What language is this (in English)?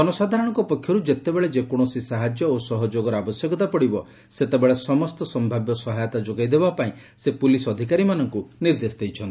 Odia